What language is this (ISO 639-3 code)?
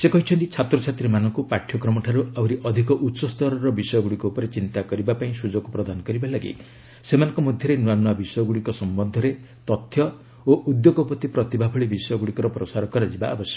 ori